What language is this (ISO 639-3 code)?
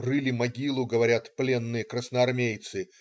rus